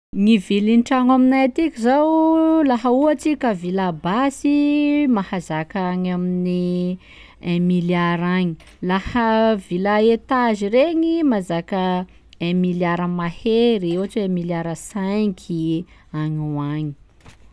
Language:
Sakalava Malagasy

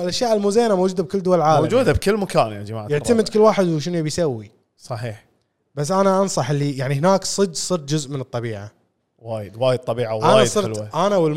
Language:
Arabic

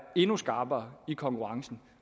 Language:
Danish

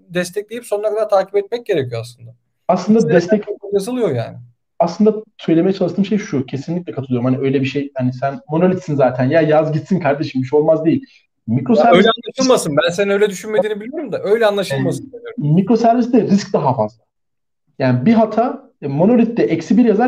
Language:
Turkish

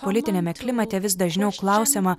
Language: Lithuanian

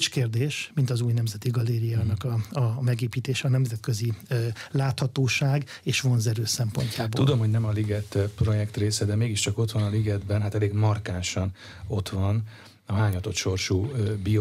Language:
Hungarian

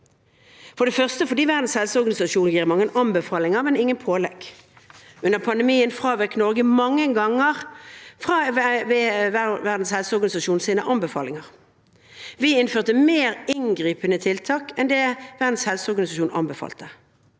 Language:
Norwegian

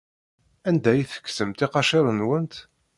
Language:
Kabyle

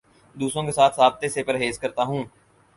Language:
Urdu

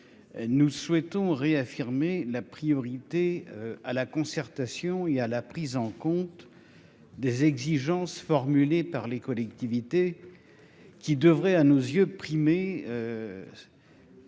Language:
French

